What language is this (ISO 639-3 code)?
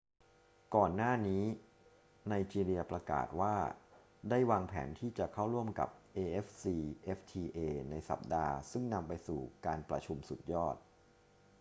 tha